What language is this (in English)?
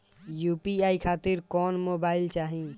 Bhojpuri